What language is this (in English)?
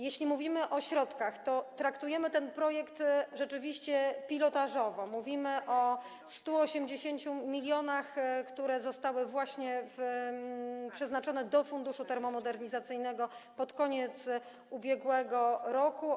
Polish